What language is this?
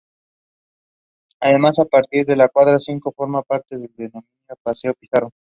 Spanish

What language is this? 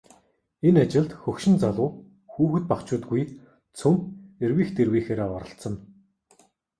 Mongolian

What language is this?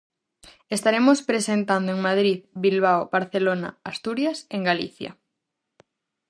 Galician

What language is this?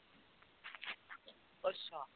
Punjabi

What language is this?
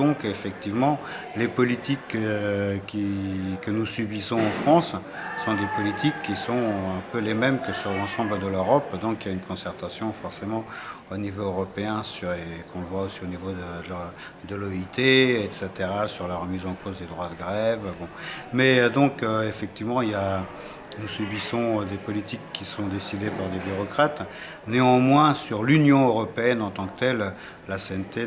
French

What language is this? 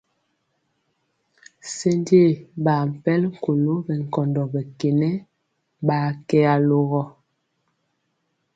Mpiemo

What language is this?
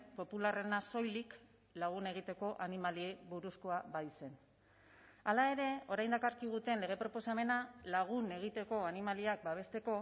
Basque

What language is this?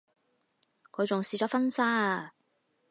Cantonese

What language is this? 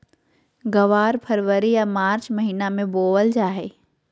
Magahi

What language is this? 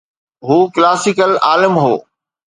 Sindhi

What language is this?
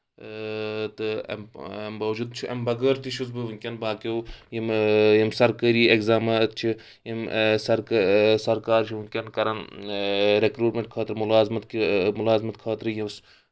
Kashmiri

